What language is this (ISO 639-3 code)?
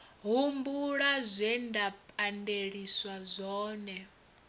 ven